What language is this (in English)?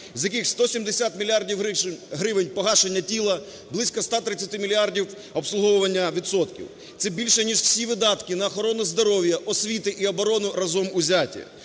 Ukrainian